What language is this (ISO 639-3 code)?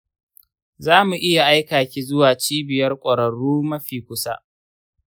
hau